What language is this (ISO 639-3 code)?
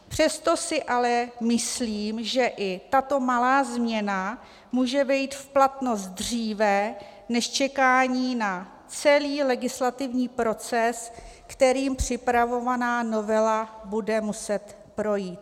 ces